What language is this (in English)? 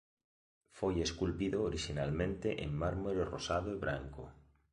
Galician